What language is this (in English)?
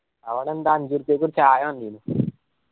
Malayalam